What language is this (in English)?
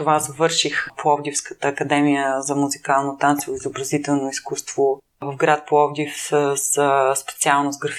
Bulgarian